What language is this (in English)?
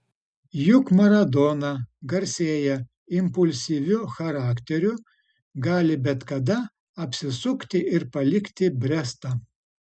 Lithuanian